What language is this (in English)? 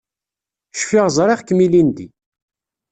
Kabyle